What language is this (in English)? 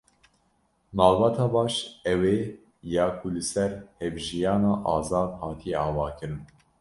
Kurdish